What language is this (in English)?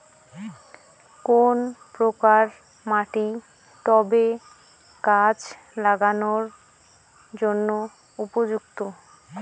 Bangla